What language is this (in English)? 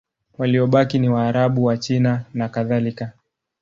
Swahili